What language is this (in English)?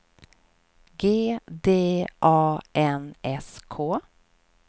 Swedish